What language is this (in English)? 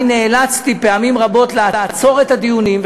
Hebrew